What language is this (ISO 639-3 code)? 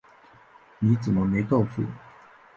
zho